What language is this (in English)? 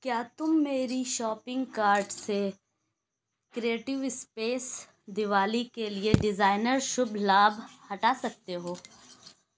Urdu